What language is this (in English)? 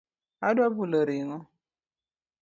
Luo (Kenya and Tanzania)